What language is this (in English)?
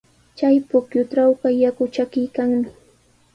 Sihuas Ancash Quechua